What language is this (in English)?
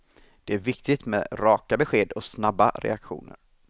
Swedish